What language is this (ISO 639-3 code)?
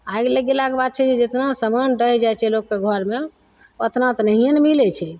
mai